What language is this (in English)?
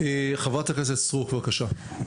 Hebrew